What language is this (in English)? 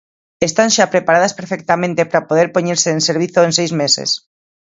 Galician